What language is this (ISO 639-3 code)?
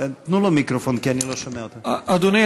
heb